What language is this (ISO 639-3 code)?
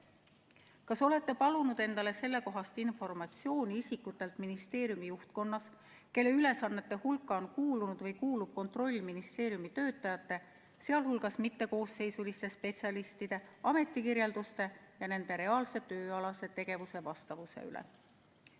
est